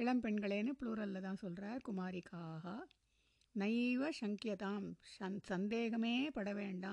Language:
Tamil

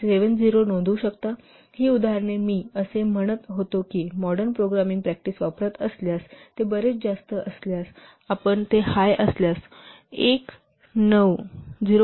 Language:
Marathi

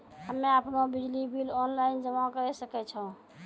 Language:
Maithili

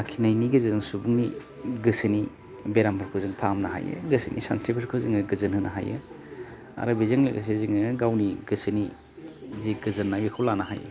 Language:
Bodo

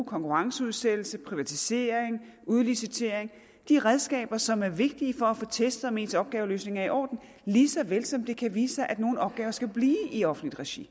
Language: Danish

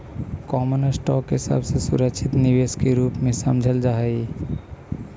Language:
Magahi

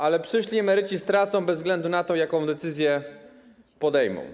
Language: Polish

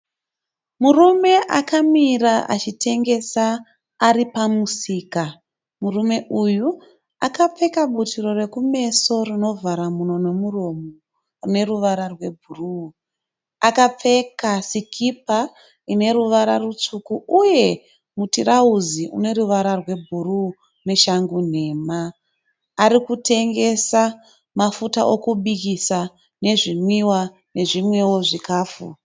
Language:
Shona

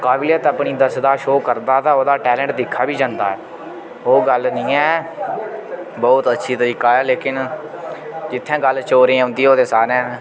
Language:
Dogri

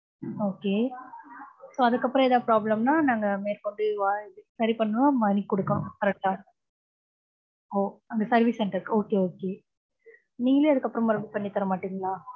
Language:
Tamil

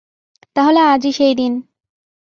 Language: Bangla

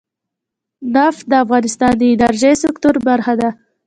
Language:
Pashto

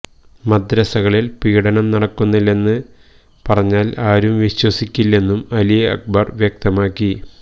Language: Malayalam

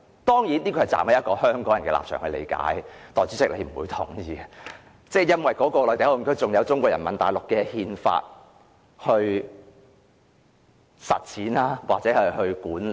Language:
Cantonese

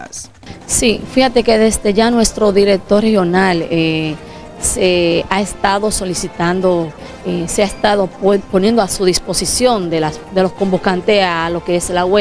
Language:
Spanish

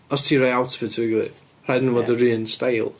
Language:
Welsh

